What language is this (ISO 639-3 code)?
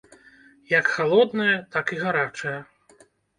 bel